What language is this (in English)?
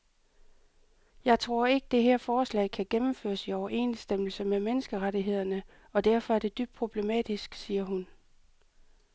Danish